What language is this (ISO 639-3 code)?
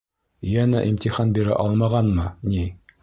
bak